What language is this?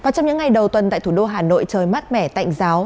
Vietnamese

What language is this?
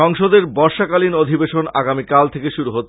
Bangla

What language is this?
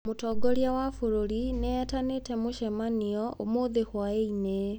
Kikuyu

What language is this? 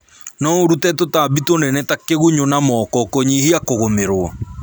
Kikuyu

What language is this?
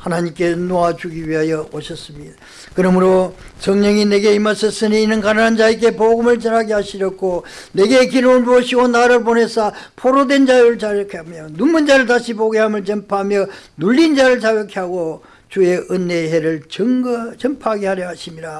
Korean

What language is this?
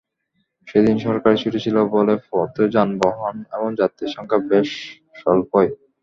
Bangla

